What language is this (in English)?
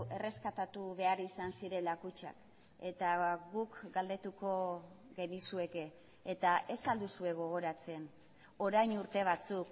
Basque